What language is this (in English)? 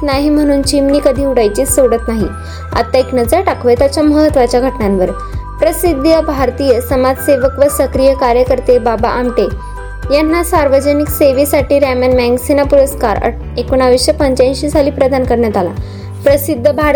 Marathi